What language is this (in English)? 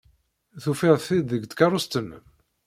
Kabyle